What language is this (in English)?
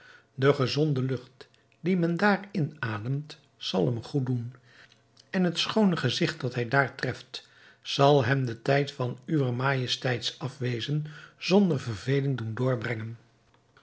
Dutch